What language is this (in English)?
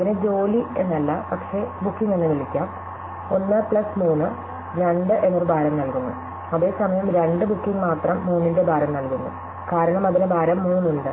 Malayalam